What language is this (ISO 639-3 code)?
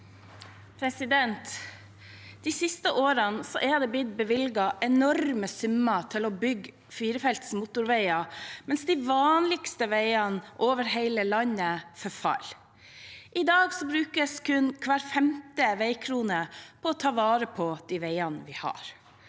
nor